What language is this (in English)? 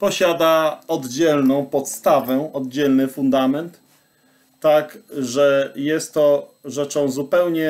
Polish